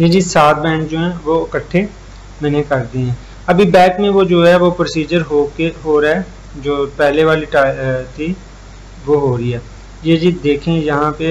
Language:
Hindi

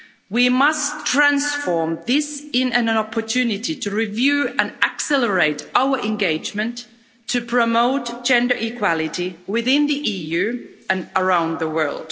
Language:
English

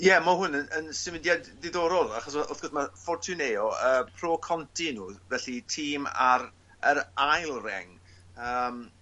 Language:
Welsh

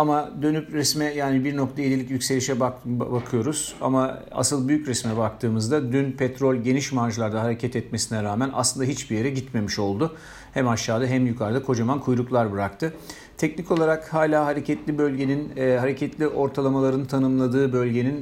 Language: Turkish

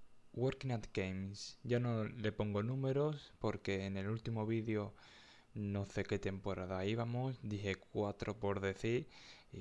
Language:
Spanish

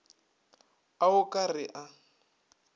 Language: Northern Sotho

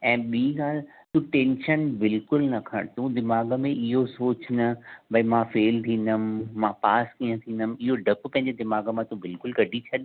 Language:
Sindhi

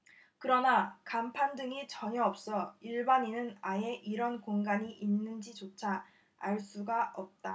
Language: Korean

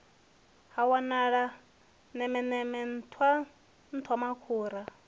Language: Venda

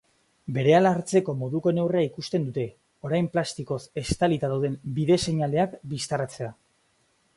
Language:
Basque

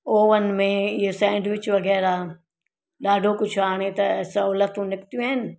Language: Sindhi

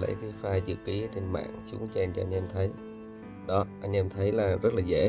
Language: Vietnamese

